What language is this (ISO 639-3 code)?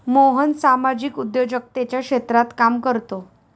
mar